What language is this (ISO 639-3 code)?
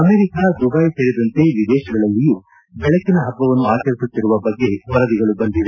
kan